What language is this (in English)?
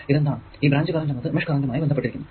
Malayalam